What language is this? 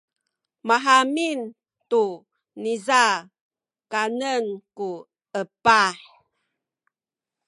Sakizaya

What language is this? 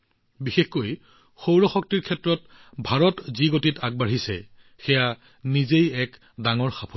Assamese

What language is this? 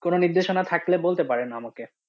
Bangla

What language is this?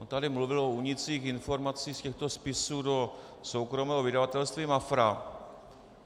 Czech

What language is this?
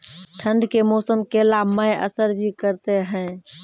Maithili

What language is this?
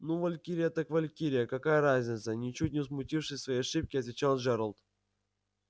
Russian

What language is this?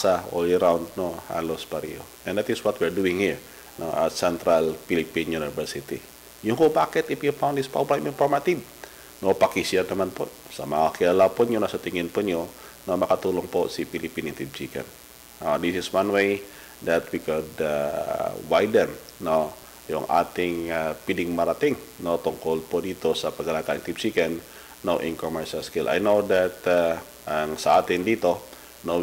Filipino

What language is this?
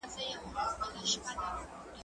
Pashto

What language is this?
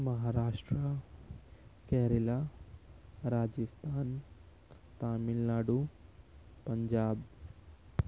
Urdu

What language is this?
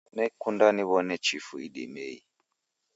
Taita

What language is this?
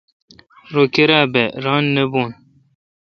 Kalkoti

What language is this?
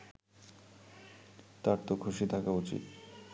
Bangla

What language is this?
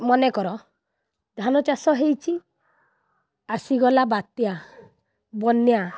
Odia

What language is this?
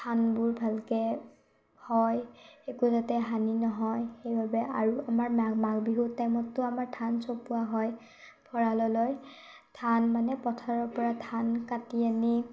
Assamese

